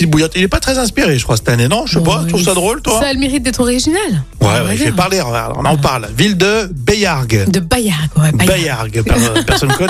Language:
French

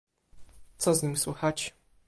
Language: Polish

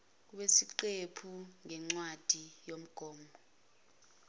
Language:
Zulu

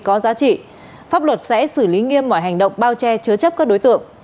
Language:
Vietnamese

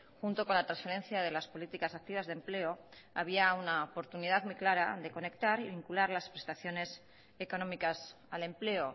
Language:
Spanish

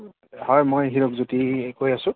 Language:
Assamese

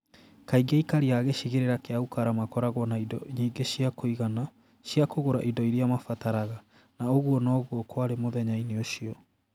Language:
Kikuyu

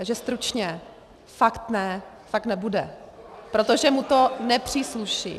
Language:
Czech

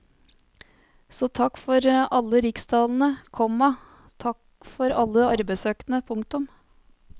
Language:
Norwegian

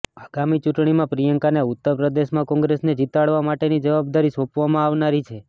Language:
Gujarati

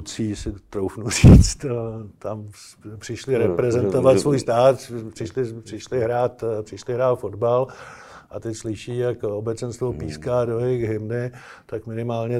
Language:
Czech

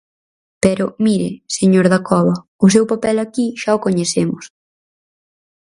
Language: Galician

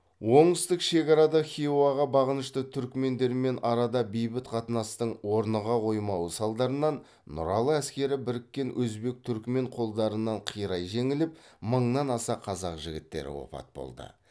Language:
Kazakh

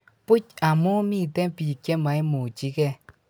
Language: Kalenjin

